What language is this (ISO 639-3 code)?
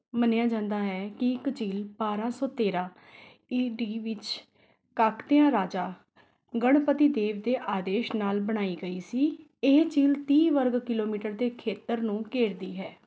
pan